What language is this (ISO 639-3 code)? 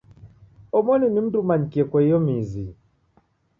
dav